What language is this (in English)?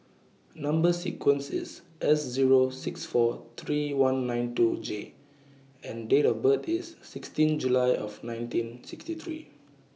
English